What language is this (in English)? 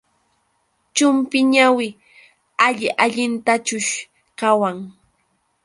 Yauyos Quechua